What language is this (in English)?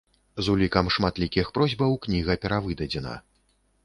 Belarusian